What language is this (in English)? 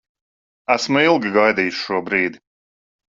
Latvian